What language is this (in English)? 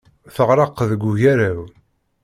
Kabyle